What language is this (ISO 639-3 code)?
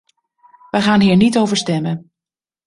nld